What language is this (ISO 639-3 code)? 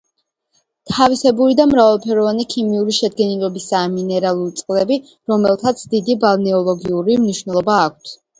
kat